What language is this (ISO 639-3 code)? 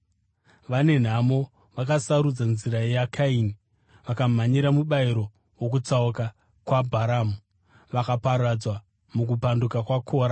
sna